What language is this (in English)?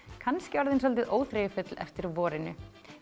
Icelandic